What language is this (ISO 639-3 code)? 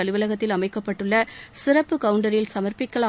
tam